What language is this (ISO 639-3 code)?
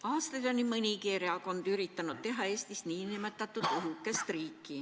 est